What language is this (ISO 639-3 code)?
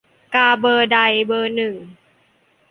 tha